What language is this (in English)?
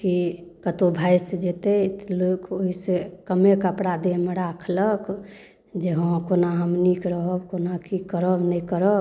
Maithili